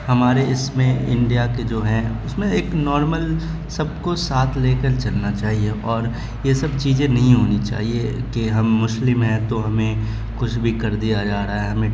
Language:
Urdu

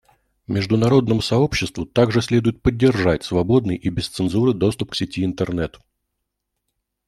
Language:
Russian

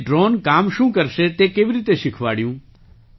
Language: Gujarati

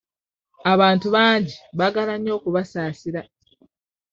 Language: Ganda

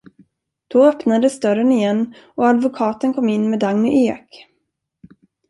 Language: Swedish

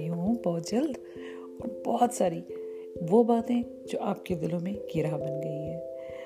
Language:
Urdu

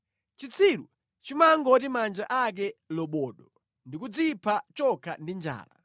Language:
Nyanja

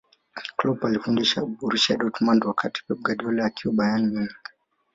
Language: Swahili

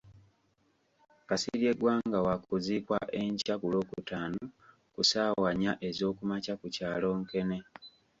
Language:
Ganda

